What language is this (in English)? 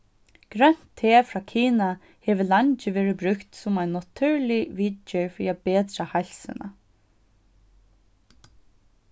Faroese